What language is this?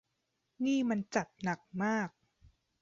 Thai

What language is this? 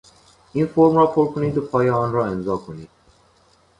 Persian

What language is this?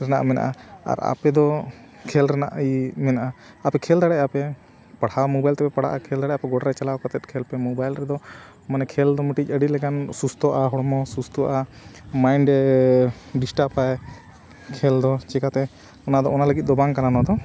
Santali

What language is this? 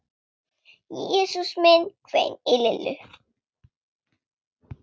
Icelandic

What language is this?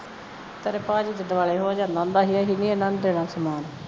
Punjabi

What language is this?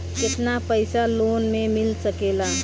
Bhojpuri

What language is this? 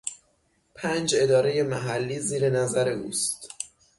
Persian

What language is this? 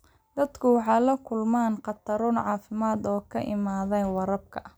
Somali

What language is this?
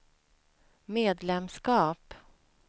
Swedish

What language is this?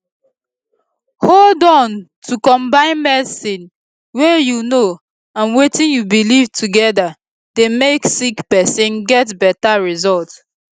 Nigerian Pidgin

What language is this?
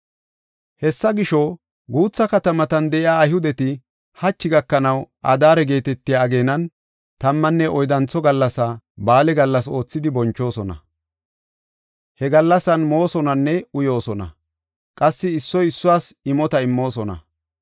Gofa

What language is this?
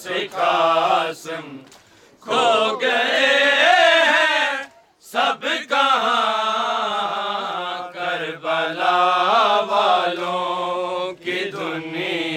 Urdu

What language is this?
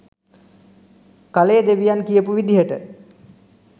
Sinhala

